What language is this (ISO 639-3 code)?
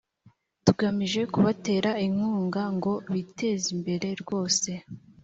kin